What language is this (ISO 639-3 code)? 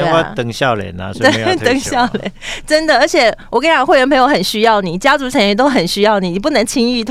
zho